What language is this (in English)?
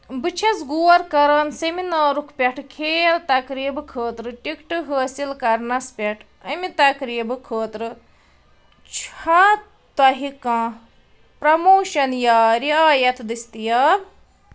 Kashmiri